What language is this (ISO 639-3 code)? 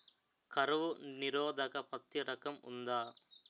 tel